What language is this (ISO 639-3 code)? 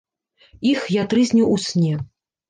bel